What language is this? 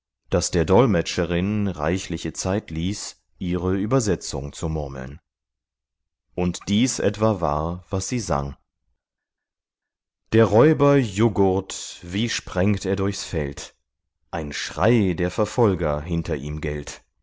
German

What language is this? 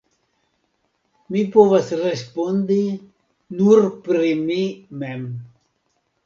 Esperanto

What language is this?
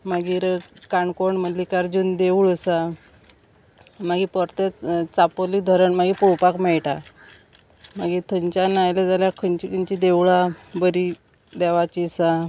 Konkani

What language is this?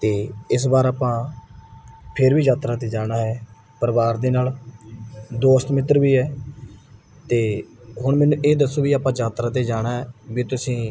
Punjabi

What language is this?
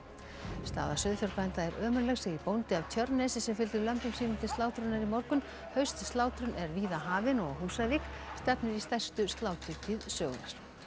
Icelandic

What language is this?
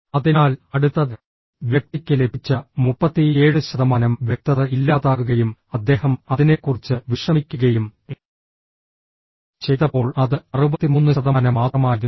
Malayalam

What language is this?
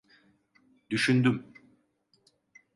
Turkish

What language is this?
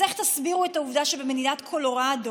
Hebrew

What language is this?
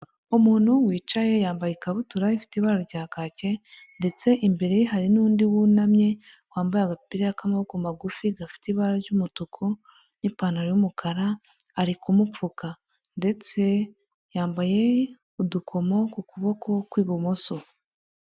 Kinyarwanda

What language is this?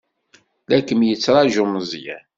Kabyle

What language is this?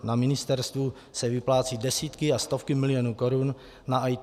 Czech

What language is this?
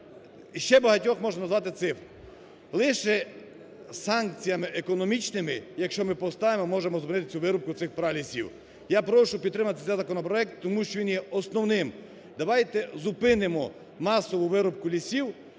Ukrainian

